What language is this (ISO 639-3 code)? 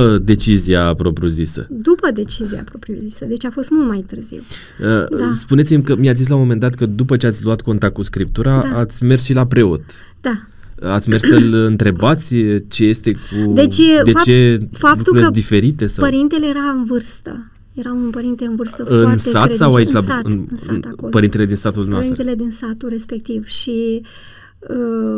ron